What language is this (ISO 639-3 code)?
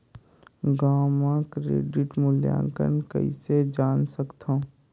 hne